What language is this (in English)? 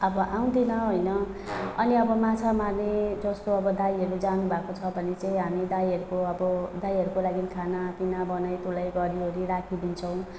Nepali